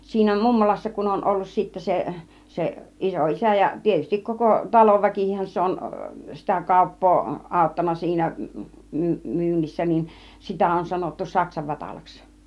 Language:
Finnish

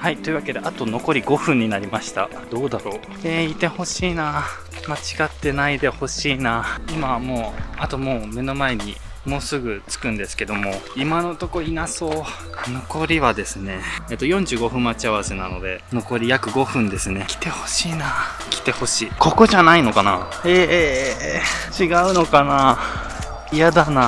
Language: Japanese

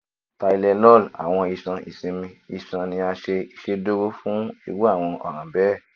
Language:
Yoruba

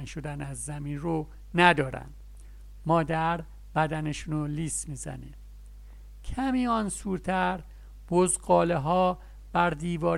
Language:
Persian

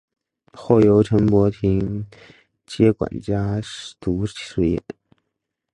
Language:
Chinese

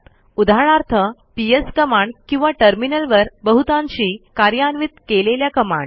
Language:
Marathi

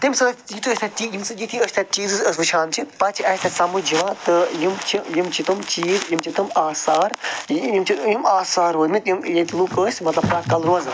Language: Kashmiri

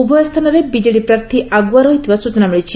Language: Odia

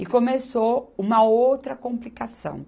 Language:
Portuguese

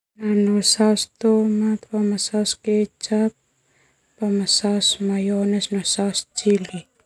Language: Termanu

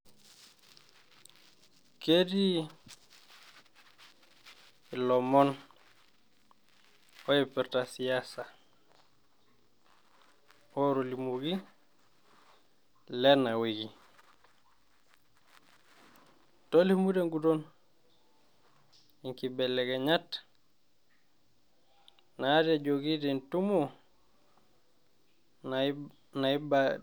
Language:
Masai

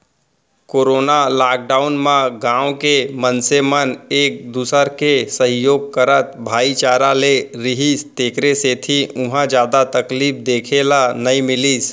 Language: Chhattisgarhi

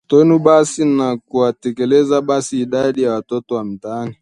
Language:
Swahili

